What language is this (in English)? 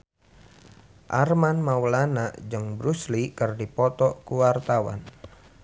Sundanese